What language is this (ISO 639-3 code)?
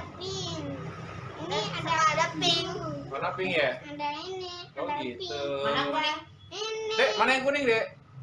ind